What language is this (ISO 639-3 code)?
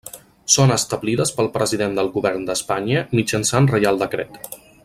cat